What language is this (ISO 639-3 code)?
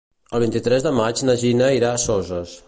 cat